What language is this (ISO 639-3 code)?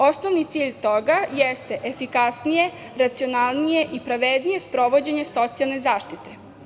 srp